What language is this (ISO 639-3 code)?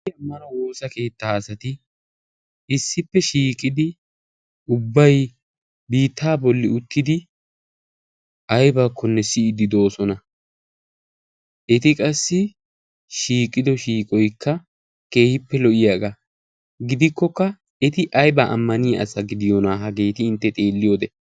wal